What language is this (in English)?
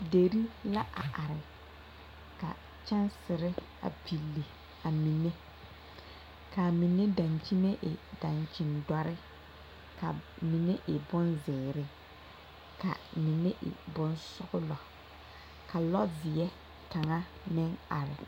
Southern Dagaare